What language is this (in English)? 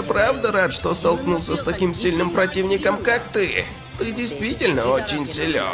Russian